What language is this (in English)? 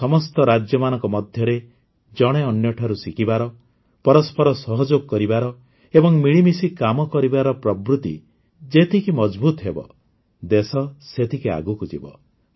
Odia